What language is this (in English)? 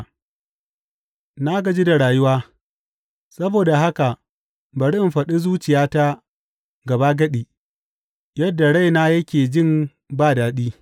Hausa